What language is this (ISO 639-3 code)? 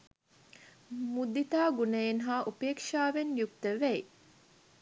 sin